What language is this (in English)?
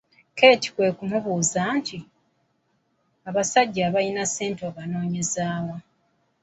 Ganda